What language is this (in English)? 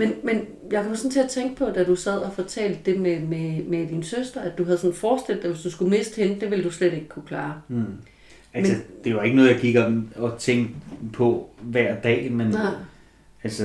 Danish